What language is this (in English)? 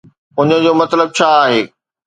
Sindhi